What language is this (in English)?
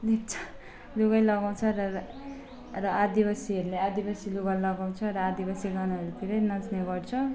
Nepali